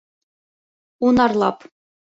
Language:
Bashkir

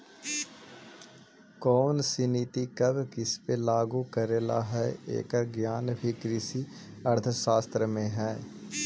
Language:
Magahi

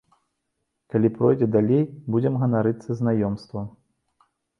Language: Belarusian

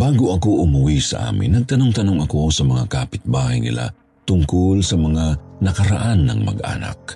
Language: Filipino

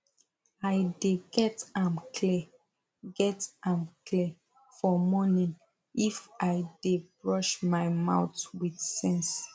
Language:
Nigerian Pidgin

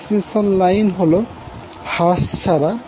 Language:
Bangla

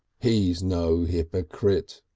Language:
English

